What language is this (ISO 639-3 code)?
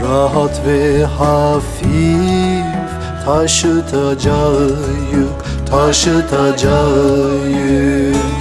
tur